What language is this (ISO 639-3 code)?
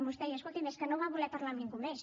cat